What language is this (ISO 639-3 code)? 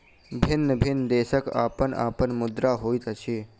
mai